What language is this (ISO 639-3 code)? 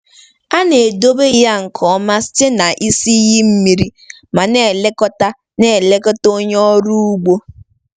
ibo